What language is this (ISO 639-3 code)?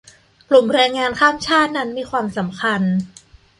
tha